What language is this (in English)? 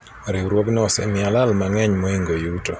Luo (Kenya and Tanzania)